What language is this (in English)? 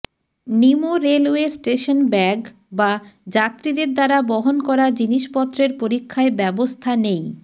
Bangla